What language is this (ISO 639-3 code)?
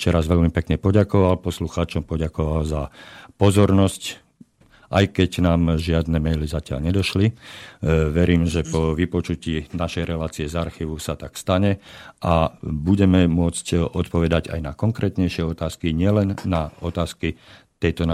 slk